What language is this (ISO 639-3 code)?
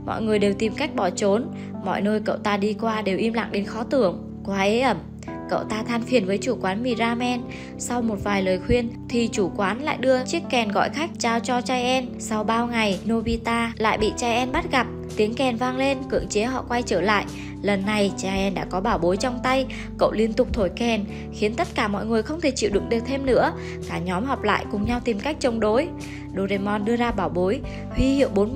vie